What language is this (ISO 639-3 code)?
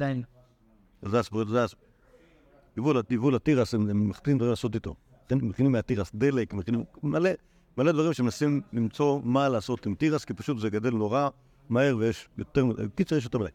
heb